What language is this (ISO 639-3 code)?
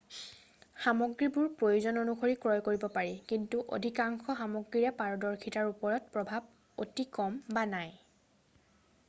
asm